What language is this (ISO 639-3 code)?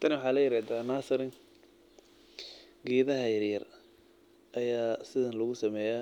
som